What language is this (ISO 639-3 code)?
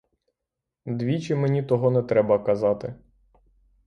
ukr